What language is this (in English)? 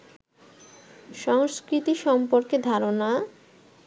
Bangla